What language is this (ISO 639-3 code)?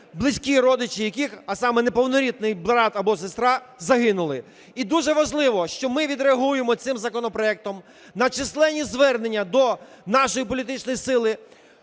ukr